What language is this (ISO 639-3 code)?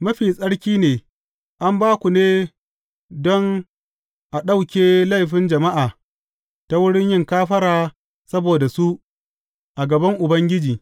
hau